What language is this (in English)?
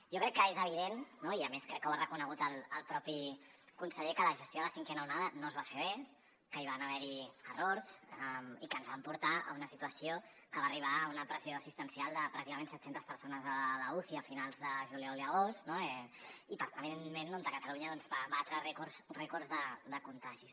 Catalan